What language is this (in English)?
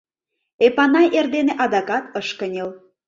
Mari